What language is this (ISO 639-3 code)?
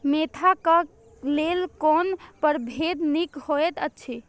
mai